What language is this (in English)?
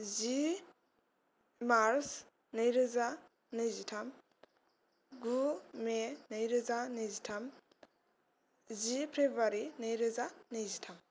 Bodo